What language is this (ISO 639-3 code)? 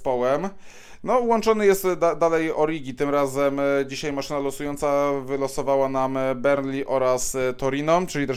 pol